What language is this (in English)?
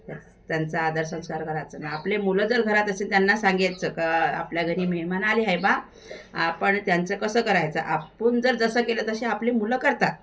Marathi